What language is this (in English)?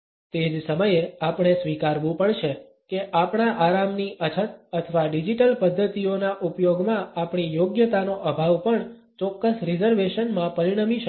Gujarati